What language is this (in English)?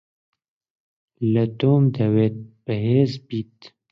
Central Kurdish